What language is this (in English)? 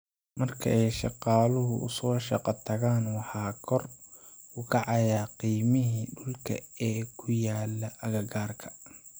Somali